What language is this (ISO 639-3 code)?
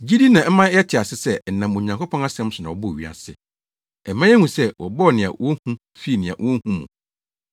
aka